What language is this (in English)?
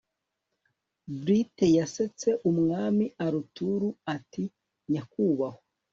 Kinyarwanda